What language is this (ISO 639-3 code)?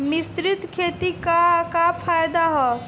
bho